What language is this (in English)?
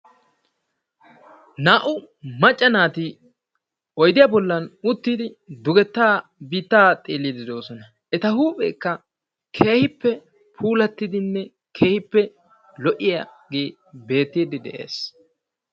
Wolaytta